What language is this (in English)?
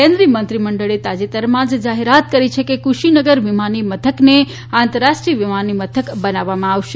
Gujarati